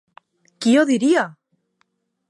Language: Catalan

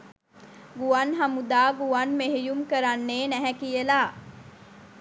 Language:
Sinhala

